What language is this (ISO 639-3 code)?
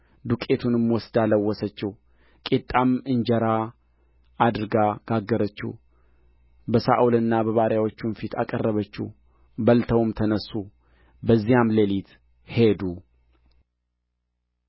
amh